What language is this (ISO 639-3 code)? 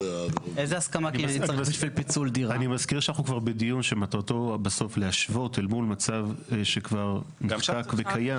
heb